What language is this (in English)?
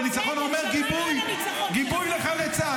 Hebrew